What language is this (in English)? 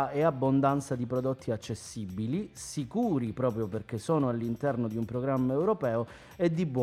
Italian